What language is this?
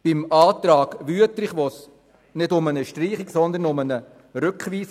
Swiss German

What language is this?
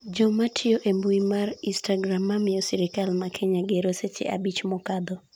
Luo (Kenya and Tanzania)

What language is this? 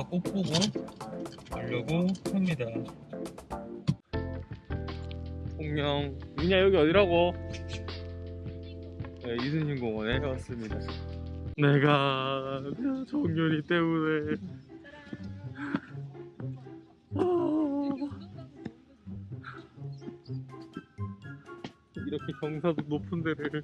Korean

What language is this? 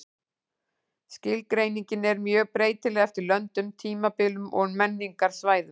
Icelandic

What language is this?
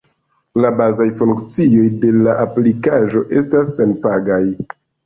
Esperanto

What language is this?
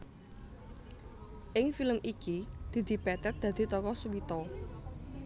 Javanese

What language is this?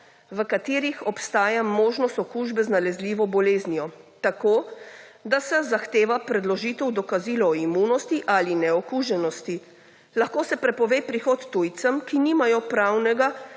Slovenian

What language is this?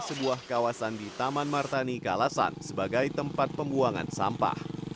Indonesian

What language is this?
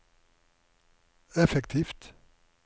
Norwegian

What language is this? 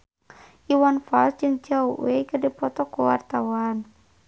Sundanese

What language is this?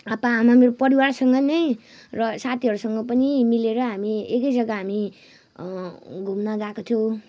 Nepali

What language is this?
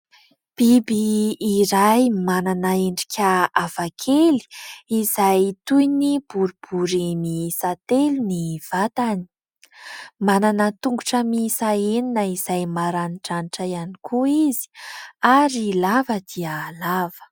Malagasy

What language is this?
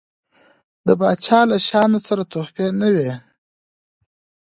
Pashto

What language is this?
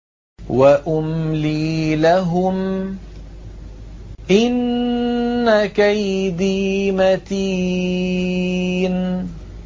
Arabic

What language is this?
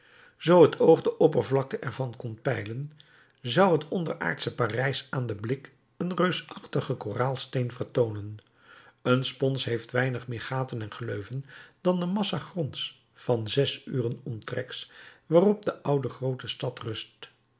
Dutch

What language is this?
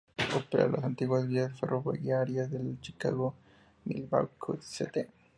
Spanish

